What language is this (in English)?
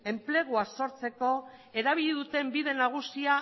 Basque